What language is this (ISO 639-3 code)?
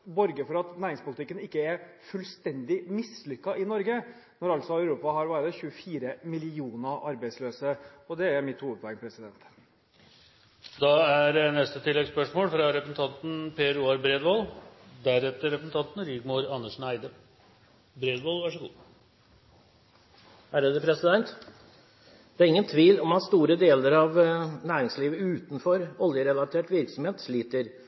nor